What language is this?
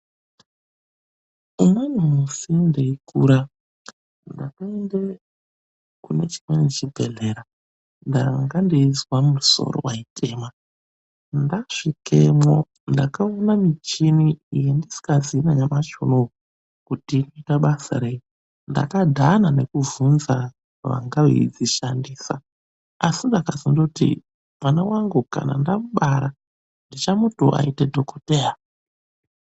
Ndau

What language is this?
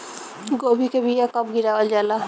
Bhojpuri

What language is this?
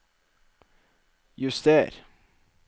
Norwegian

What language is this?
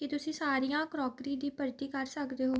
Punjabi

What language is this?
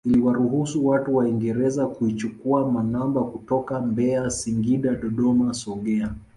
Swahili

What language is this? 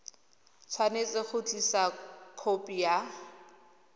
Tswana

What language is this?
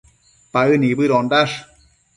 Matsés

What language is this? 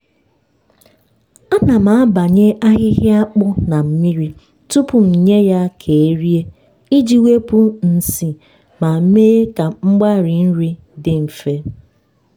Igbo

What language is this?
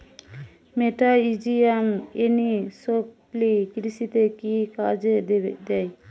Bangla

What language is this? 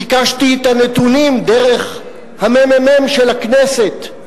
Hebrew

